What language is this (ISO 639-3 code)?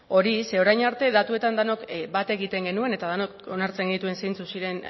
eus